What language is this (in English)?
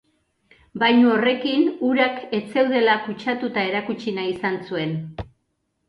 Basque